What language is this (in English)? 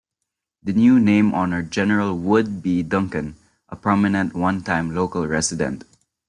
English